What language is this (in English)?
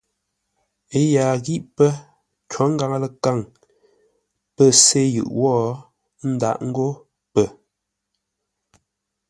Ngombale